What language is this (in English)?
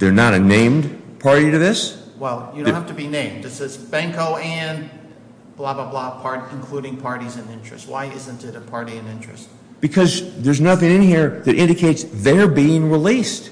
English